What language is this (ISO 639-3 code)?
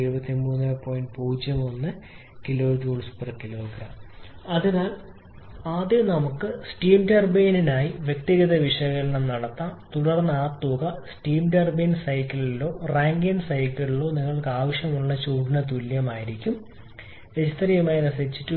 mal